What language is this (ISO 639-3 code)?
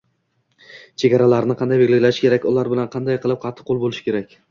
uzb